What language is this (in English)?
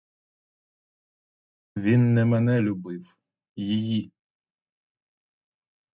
Ukrainian